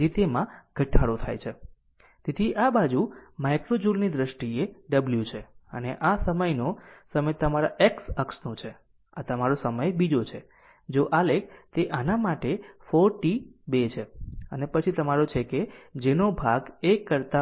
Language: Gujarati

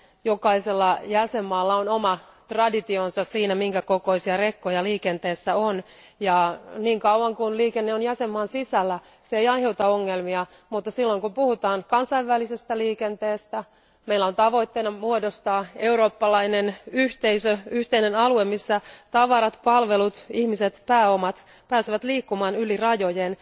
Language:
Finnish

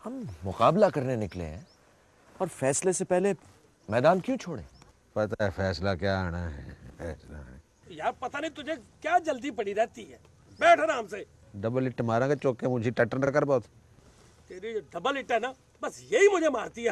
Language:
Urdu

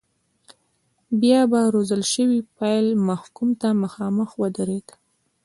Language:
Pashto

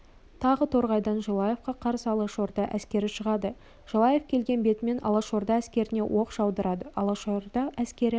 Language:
Kazakh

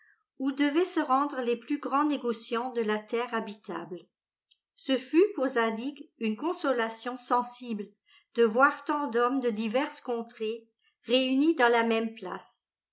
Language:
French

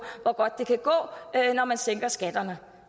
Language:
Danish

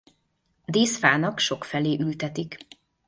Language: Hungarian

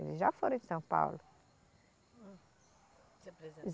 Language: Portuguese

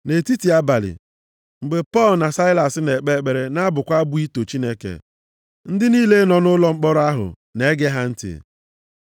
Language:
Igbo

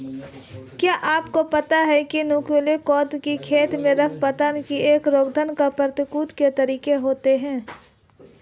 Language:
Hindi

